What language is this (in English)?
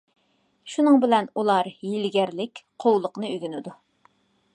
Uyghur